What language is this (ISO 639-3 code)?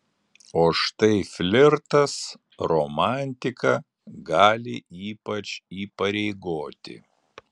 lit